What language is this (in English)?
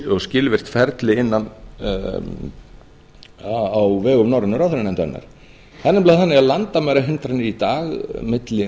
Icelandic